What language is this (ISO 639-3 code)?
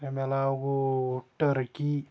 kas